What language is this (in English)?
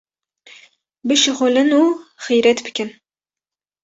Kurdish